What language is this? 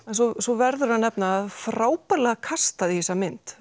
Icelandic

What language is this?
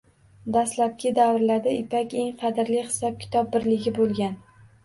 Uzbek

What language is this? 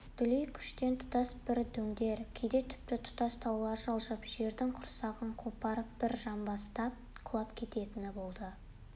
Kazakh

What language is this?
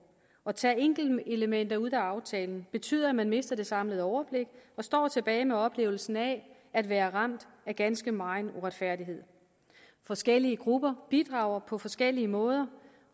Danish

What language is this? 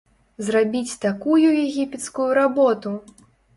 Belarusian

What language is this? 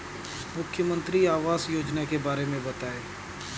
Hindi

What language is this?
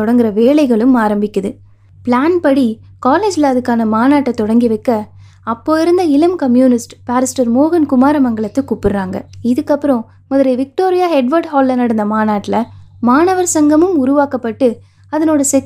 Tamil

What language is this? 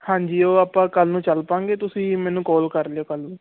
Punjabi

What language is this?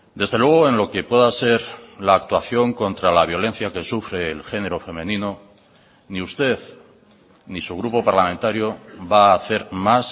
Spanish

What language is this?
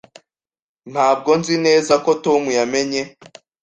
Kinyarwanda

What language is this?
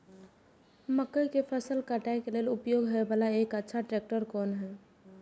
Maithili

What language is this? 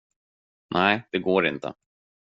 Swedish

